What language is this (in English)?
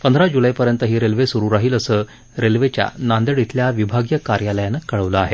Marathi